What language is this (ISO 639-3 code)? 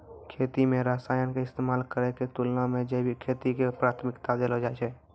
mai